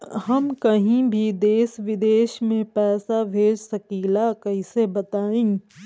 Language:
Bhojpuri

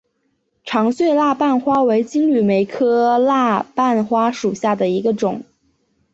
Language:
Chinese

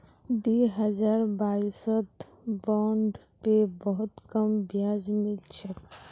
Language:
Magahi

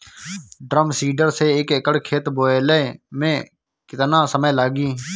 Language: Bhojpuri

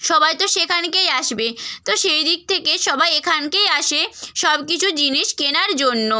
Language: Bangla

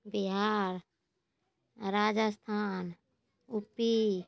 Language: Maithili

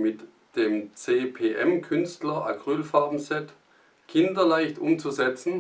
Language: German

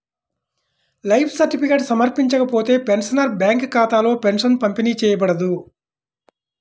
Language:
Telugu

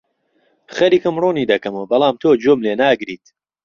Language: Central Kurdish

